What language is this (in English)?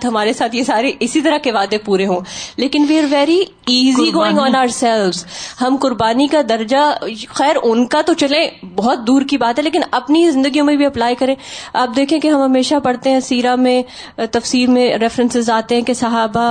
Urdu